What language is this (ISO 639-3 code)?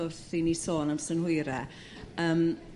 cym